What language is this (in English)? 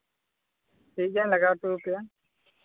Santali